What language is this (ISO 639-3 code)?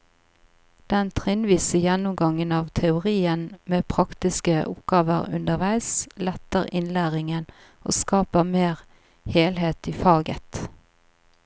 nor